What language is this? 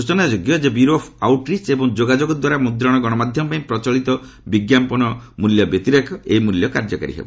Odia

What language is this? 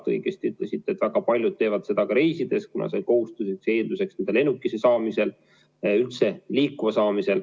Estonian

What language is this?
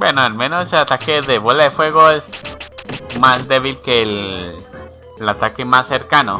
Spanish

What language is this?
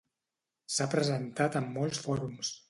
Catalan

